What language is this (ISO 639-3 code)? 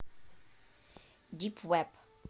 rus